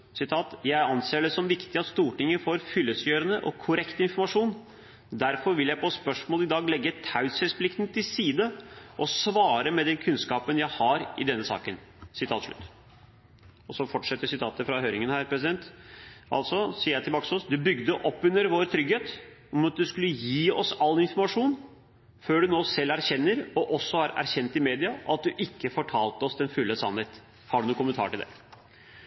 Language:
Norwegian Bokmål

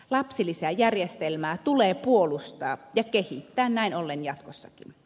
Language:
Finnish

